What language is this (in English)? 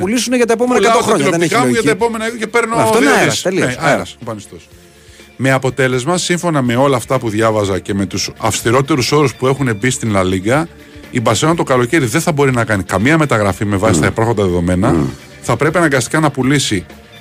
Greek